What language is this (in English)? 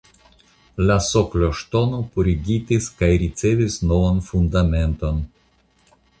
Esperanto